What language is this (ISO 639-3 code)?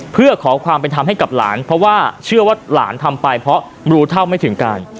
tha